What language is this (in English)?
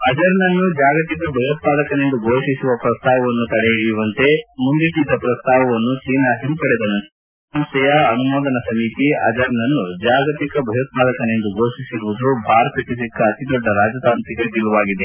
Kannada